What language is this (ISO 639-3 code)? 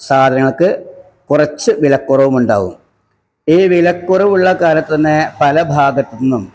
mal